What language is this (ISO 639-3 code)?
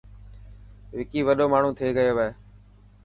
mki